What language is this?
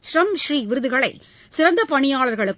Tamil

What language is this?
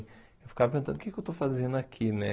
Portuguese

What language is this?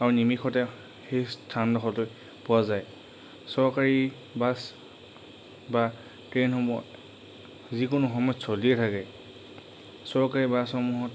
Assamese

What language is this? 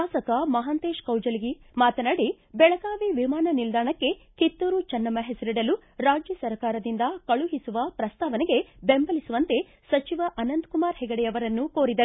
Kannada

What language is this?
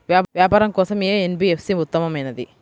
Telugu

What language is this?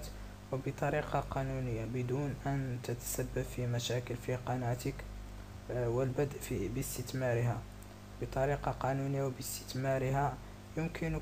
Arabic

